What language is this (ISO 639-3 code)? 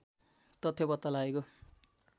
nep